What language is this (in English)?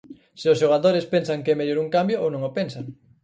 Galician